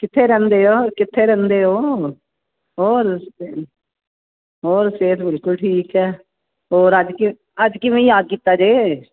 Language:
Punjabi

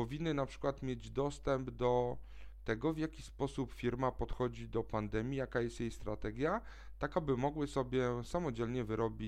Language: Polish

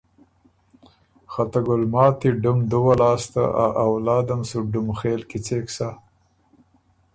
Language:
Ormuri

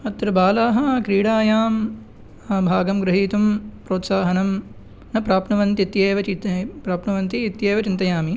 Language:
Sanskrit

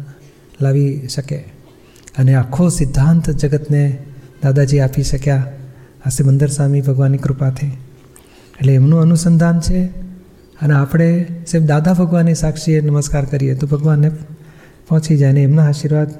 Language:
Gujarati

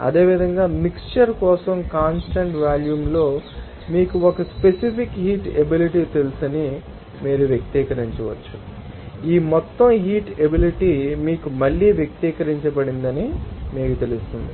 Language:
Telugu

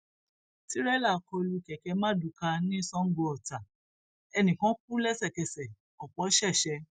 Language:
Yoruba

